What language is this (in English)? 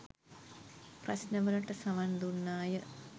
Sinhala